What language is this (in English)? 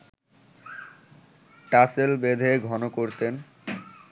Bangla